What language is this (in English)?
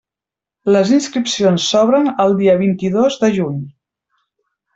Catalan